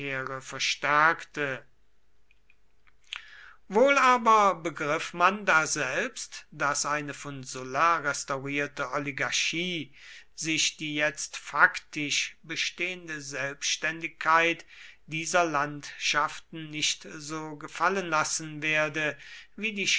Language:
German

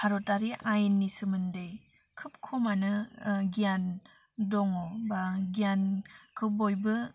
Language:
Bodo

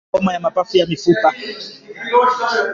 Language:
Swahili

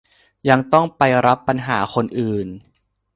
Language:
Thai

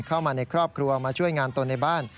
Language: Thai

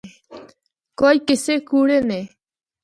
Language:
Northern Hindko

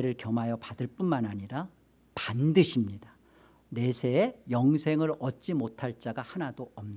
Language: Korean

